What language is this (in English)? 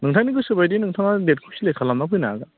Bodo